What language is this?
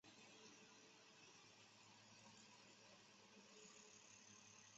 Chinese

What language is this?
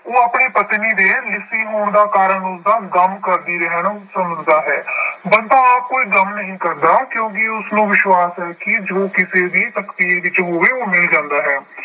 Punjabi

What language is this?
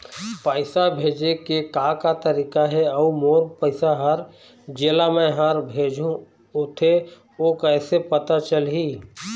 Chhattisgarhi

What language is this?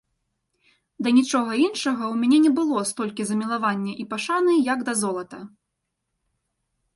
Belarusian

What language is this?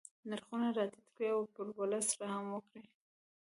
Pashto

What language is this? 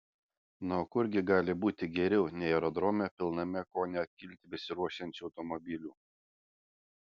Lithuanian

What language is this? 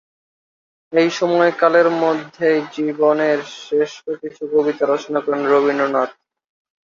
Bangla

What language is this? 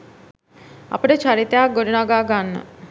Sinhala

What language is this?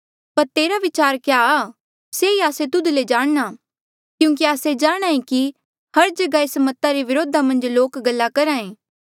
Mandeali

